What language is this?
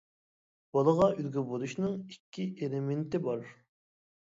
Uyghur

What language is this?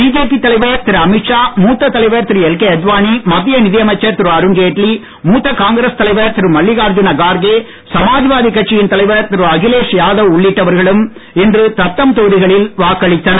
Tamil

